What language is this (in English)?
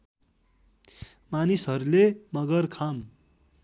Nepali